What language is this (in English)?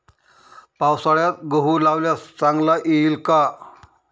Marathi